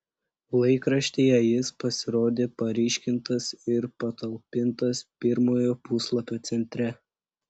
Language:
Lithuanian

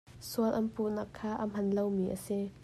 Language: Hakha Chin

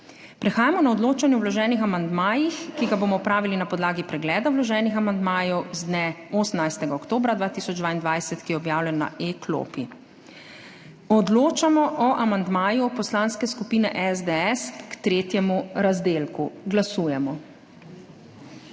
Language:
Slovenian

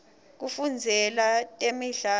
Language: Swati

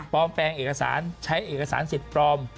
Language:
Thai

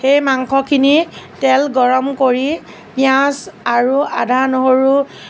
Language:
Assamese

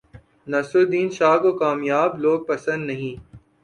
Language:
Urdu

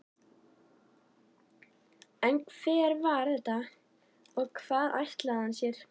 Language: Icelandic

